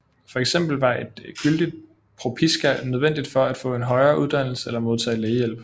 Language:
Danish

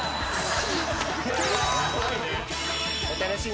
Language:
Japanese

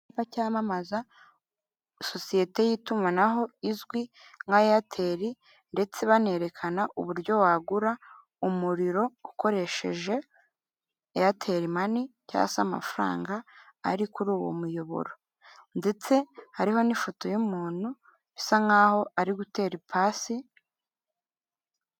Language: Kinyarwanda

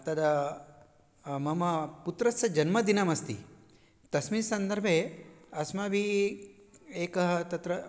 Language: Sanskrit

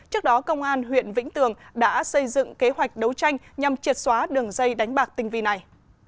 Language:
Vietnamese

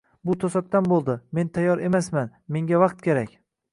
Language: Uzbek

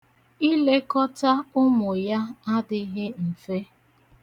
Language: Igbo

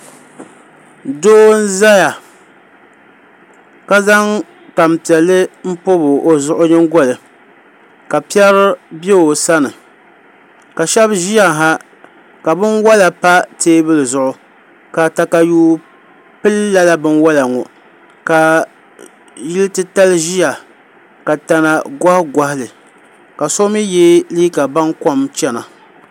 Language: Dagbani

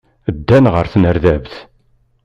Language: Kabyle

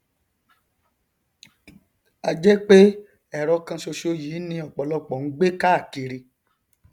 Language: Yoruba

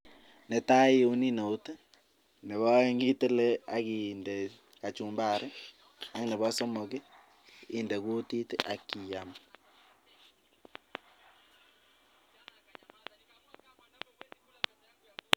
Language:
Kalenjin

